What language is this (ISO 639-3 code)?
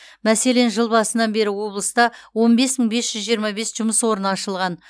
kaz